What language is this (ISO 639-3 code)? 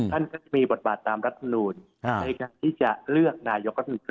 tha